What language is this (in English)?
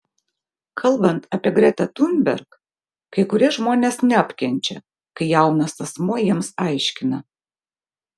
Lithuanian